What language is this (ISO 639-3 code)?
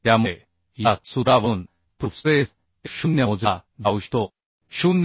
mar